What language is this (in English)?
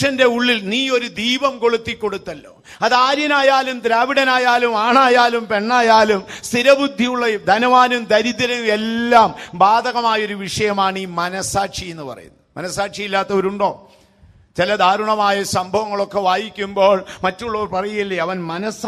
Turkish